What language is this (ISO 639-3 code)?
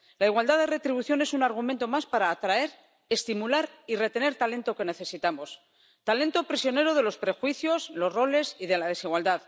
spa